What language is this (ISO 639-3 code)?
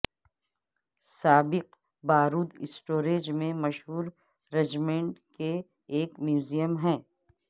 urd